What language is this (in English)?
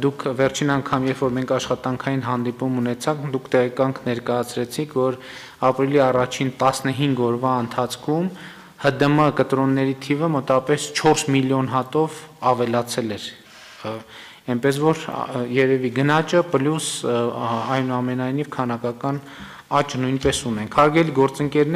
Romanian